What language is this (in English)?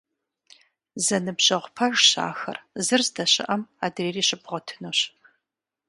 Kabardian